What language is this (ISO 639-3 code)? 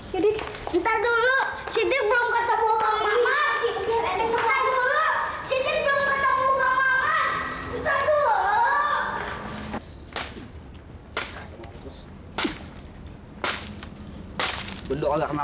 ind